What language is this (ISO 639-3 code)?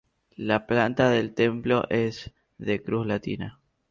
spa